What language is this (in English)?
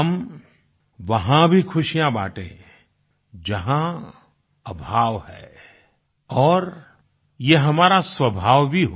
Hindi